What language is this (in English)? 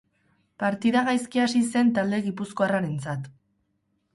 Basque